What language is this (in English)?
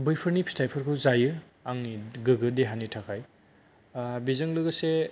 Bodo